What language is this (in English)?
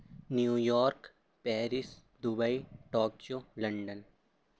Urdu